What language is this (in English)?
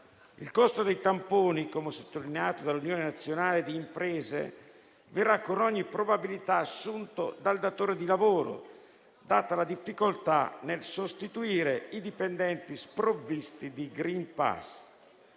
Italian